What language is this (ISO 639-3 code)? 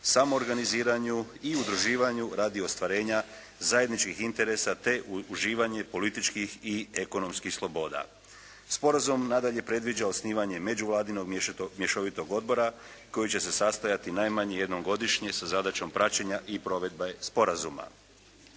hrv